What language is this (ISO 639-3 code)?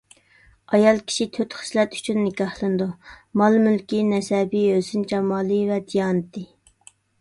uig